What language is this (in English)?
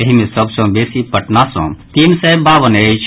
Maithili